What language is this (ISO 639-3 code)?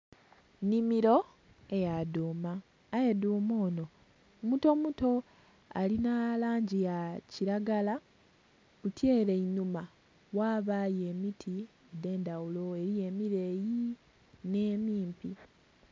xog